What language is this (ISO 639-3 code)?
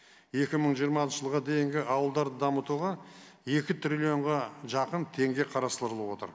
kaz